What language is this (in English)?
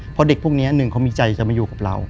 Thai